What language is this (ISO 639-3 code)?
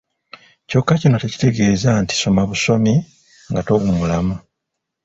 lug